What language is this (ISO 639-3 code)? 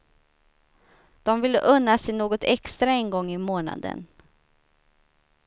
swe